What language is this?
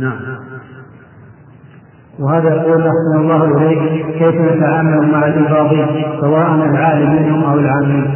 Arabic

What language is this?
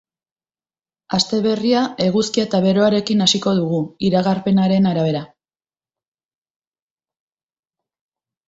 Basque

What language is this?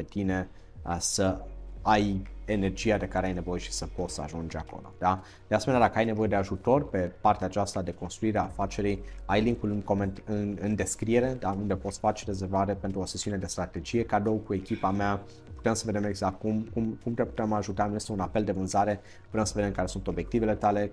Romanian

